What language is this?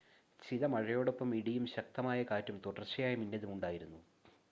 Malayalam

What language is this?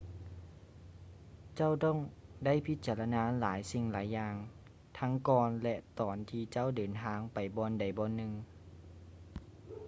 Lao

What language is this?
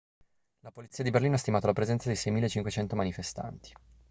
Italian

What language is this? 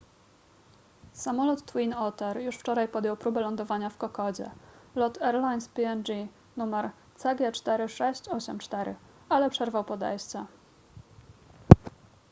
Polish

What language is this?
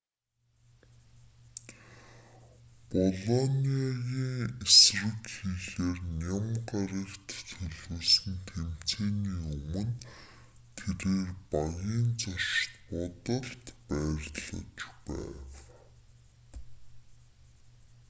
Mongolian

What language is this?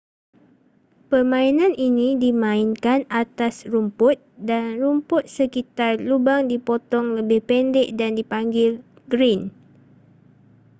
Malay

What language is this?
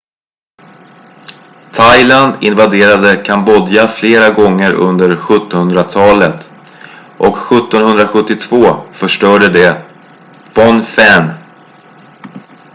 Swedish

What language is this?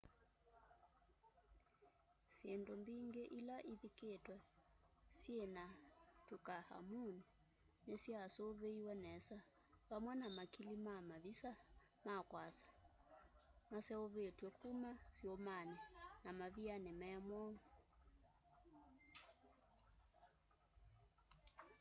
Kamba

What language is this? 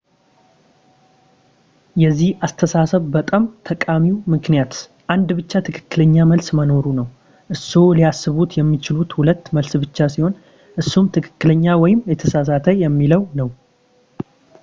Amharic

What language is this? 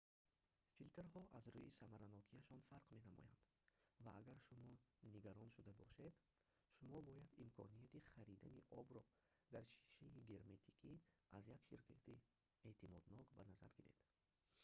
Tajik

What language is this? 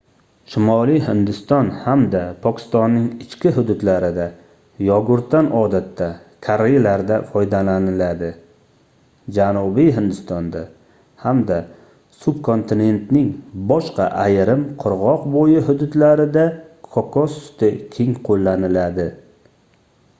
Uzbek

